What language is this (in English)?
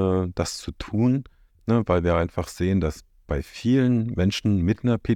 German